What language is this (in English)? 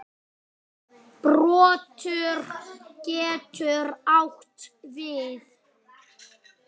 Icelandic